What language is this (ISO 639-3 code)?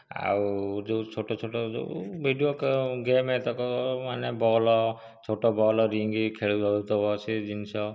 ori